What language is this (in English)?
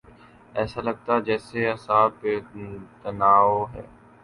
Urdu